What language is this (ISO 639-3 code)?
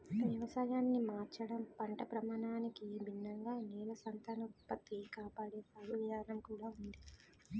tel